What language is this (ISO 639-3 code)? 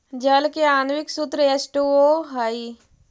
mag